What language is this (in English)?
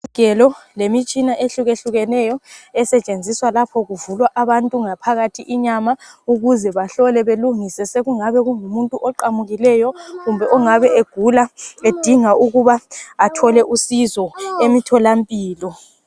North Ndebele